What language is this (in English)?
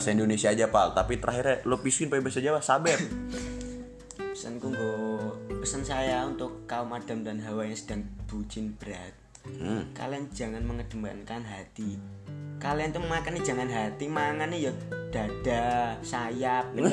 Indonesian